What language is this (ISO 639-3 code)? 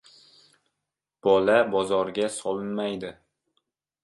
uzb